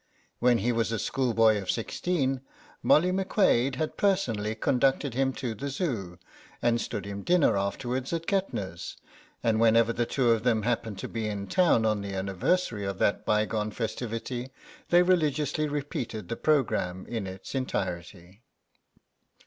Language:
English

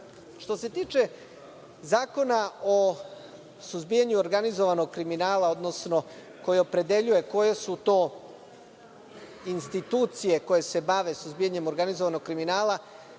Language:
Serbian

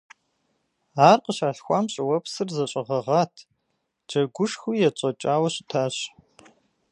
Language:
Kabardian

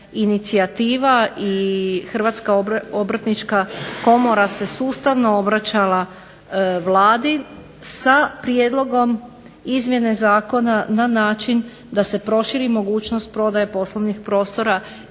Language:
Croatian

